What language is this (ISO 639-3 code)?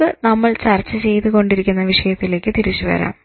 mal